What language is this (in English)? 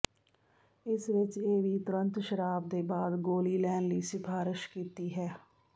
Punjabi